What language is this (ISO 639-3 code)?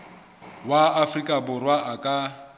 sot